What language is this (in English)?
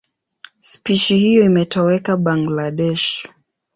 Swahili